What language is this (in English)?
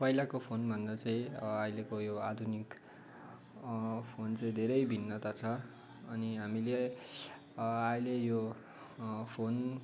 Nepali